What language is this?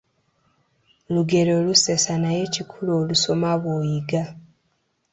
Ganda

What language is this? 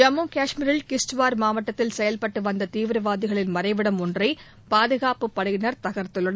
Tamil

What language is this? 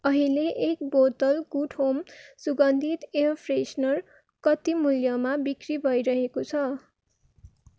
Nepali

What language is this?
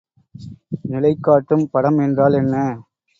Tamil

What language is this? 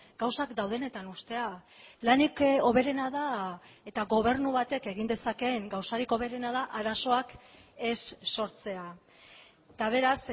Basque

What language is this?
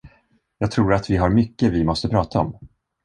Swedish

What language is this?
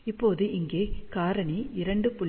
Tamil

